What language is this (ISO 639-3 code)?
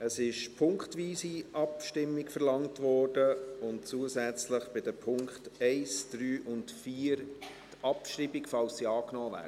gsw